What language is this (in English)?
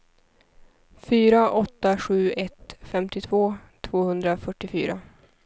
Swedish